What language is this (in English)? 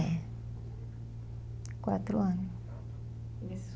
Portuguese